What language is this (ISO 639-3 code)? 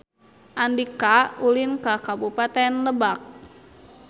sun